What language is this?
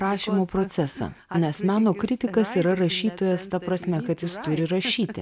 Lithuanian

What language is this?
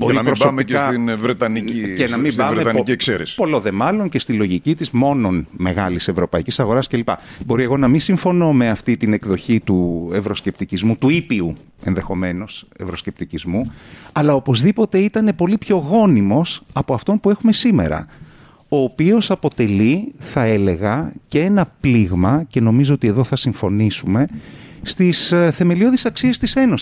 Greek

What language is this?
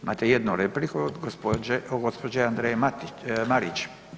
Croatian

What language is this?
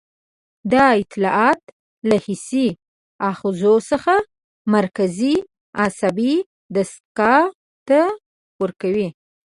Pashto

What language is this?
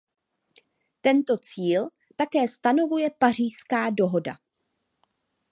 Czech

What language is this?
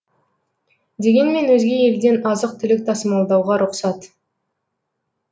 Kazakh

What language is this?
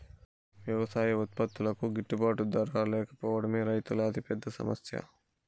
Telugu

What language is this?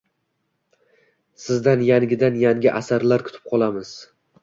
Uzbek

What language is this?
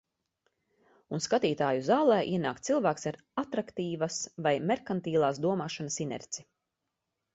Latvian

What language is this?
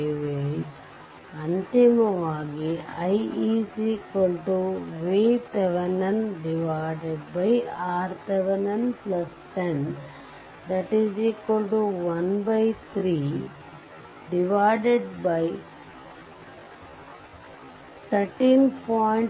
Kannada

